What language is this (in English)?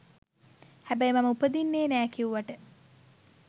Sinhala